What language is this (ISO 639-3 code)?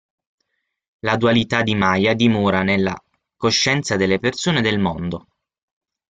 ita